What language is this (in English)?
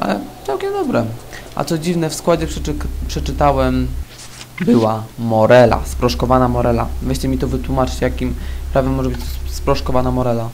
Polish